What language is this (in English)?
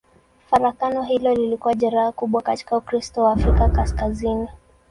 Swahili